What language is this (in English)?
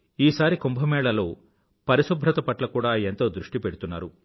Telugu